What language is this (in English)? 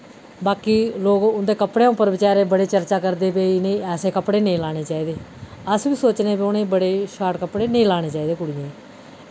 Dogri